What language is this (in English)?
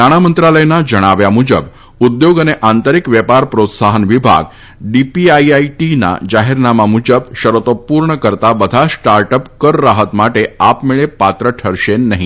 Gujarati